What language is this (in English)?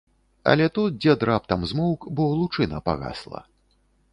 Belarusian